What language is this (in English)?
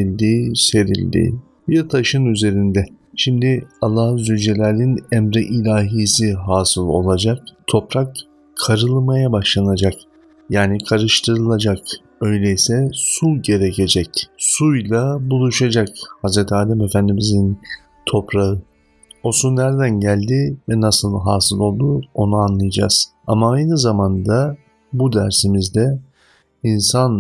Turkish